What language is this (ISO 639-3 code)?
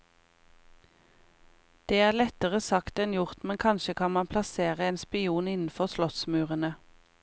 nor